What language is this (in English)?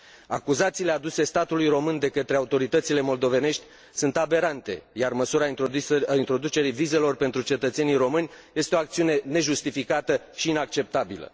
Romanian